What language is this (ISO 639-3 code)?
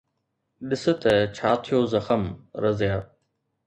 snd